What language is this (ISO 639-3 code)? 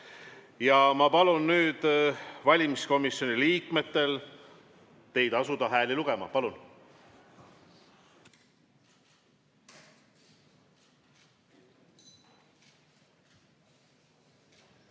est